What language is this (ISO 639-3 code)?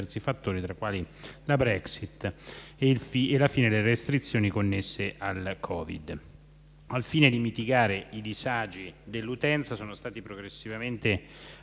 ita